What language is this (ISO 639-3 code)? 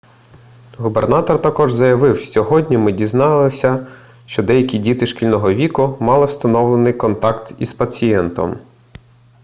ukr